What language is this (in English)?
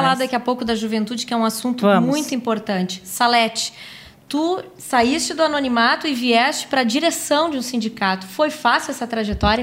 Portuguese